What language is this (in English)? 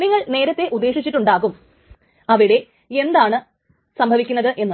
Malayalam